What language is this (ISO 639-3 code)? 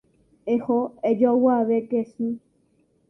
grn